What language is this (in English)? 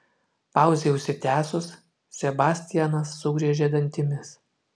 Lithuanian